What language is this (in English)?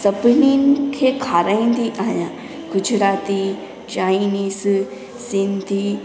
Sindhi